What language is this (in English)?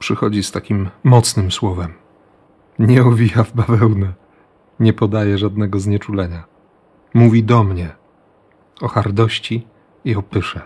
Polish